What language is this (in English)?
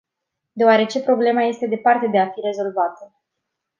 Romanian